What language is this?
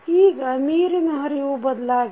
Kannada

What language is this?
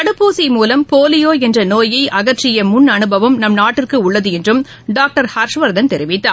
Tamil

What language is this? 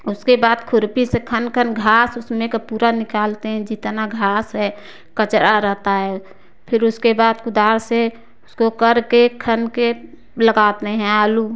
Hindi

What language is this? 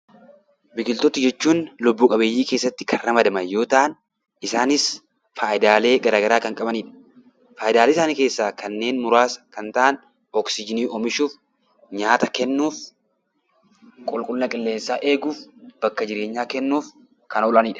Oromo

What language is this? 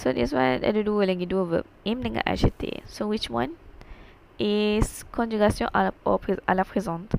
Malay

